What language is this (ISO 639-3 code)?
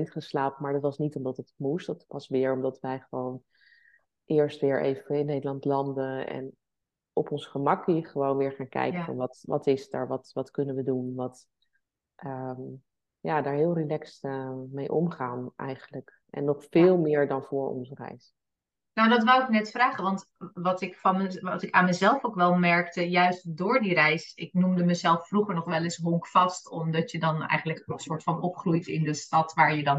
nld